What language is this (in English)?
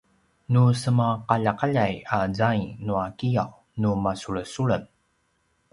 Paiwan